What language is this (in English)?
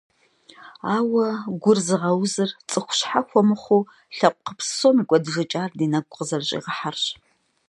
Kabardian